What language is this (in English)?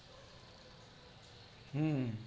Gujarati